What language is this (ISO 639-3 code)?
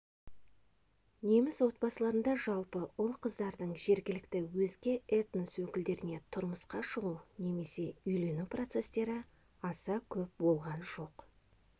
kaz